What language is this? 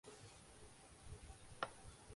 Urdu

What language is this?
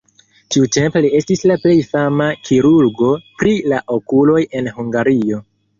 Esperanto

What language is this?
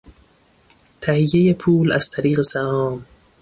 Persian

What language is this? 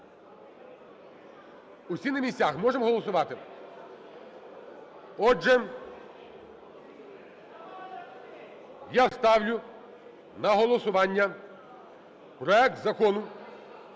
Ukrainian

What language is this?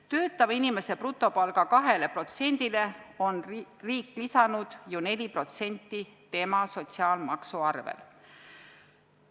Estonian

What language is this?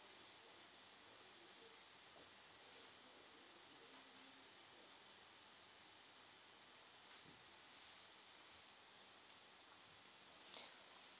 English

